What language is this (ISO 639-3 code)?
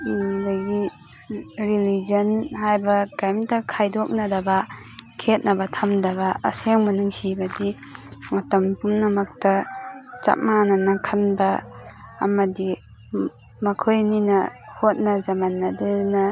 mni